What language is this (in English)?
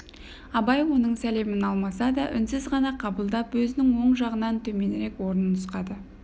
Kazakh